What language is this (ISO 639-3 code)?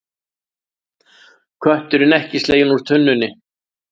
isl